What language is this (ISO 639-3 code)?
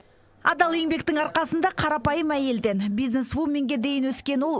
kaz